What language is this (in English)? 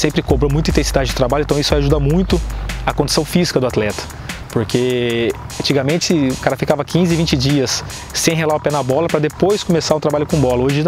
Portuguese